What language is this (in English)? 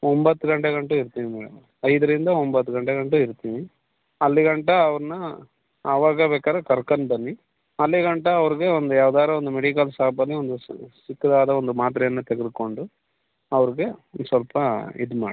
Kannada